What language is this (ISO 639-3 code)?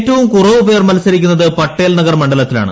mal